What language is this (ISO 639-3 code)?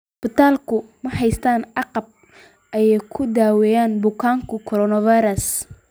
som